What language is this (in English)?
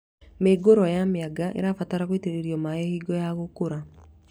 Kikuyu